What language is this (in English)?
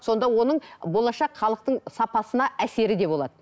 Kazakh